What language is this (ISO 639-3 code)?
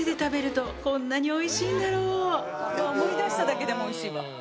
jpn